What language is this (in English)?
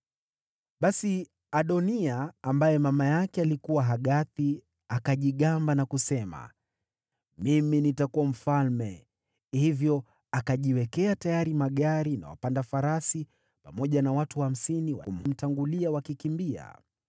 Swahili